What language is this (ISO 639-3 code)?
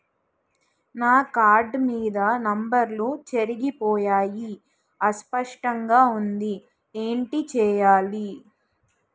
tel